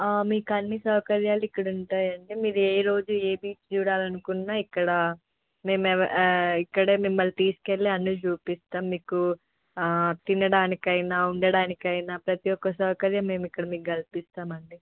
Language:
Telugu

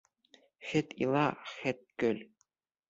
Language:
Bashkir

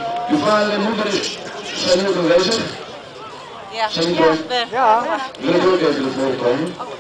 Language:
Dutch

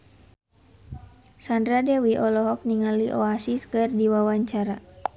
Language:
Sundanese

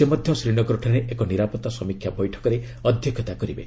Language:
Odia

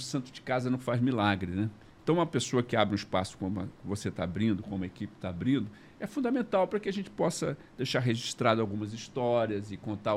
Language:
Portuguese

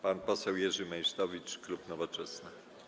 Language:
Polish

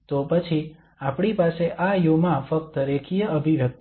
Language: Gujarati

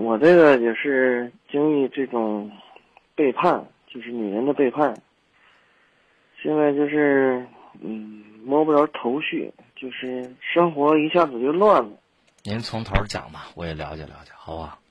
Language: Chinese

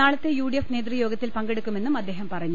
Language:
Malayalam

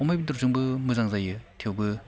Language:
Bodo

